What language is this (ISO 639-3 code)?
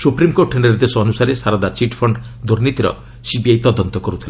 ori